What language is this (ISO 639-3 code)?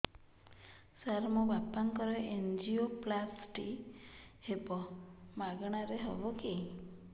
ori